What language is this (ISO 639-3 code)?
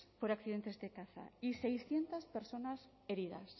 spa